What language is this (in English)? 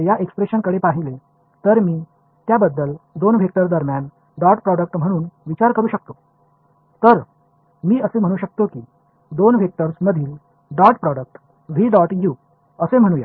Tamil